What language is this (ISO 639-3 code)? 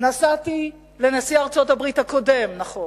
heb